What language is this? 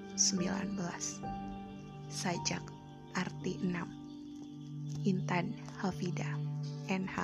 Indonesian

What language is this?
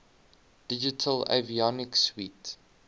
English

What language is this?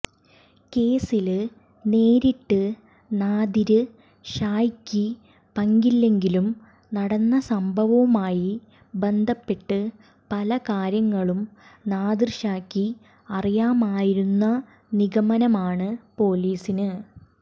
Malayalam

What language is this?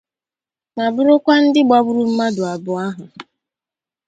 Igbo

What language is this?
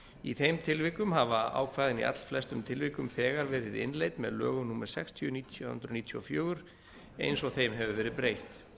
Icelandic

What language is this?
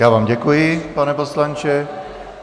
Czech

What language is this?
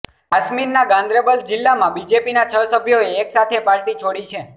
Gujarati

